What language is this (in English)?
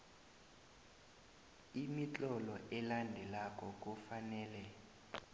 South Ndebele